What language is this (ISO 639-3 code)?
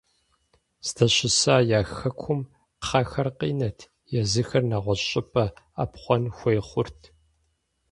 kbd